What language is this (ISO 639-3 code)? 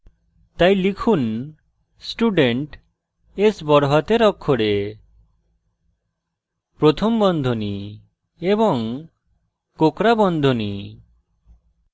ben